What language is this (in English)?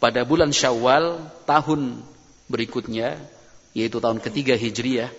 Indonesian